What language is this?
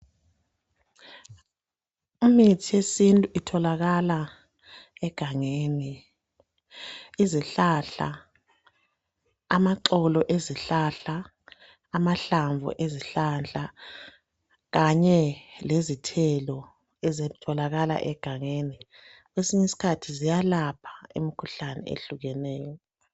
North Ndebele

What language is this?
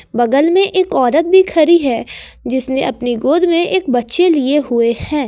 Hindi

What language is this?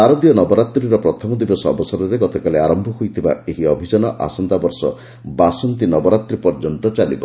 Odia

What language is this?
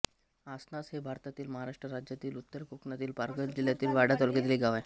Marathi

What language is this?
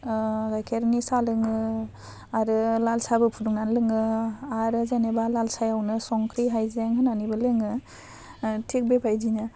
Bodo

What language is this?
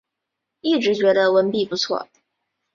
Chinese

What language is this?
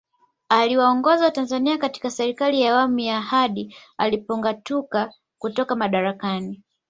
Swahili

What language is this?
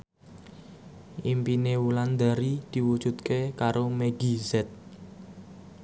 Javanese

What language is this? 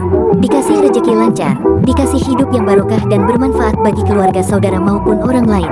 Indonesian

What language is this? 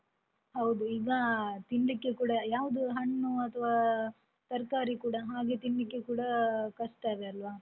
Kannada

